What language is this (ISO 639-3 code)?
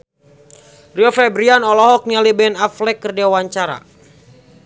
sun